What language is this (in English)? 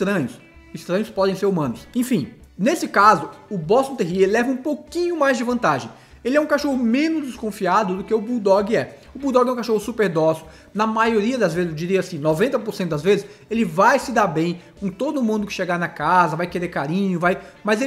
Portuguese